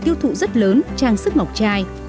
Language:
Vietnamese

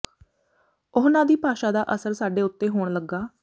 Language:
Punjabi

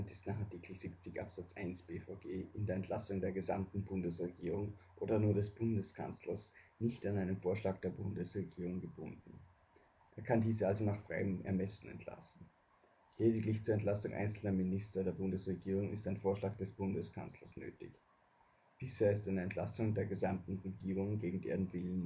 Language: German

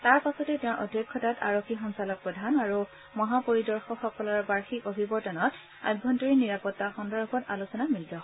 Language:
Assamese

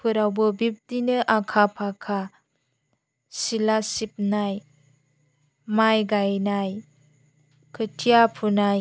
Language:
Bodo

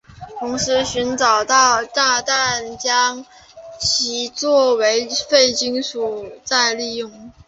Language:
Chinese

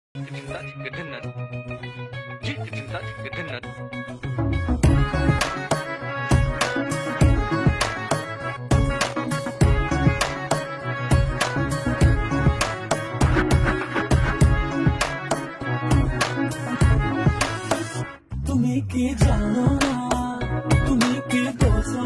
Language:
Arabic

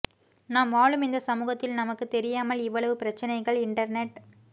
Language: Tamil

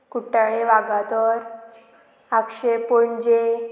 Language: Konkani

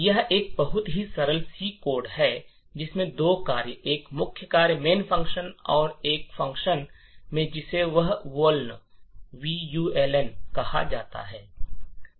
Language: Hindi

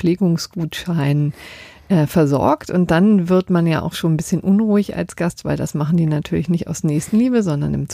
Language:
German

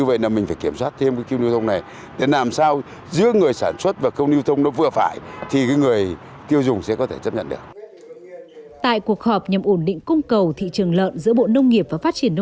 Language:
Vietnamese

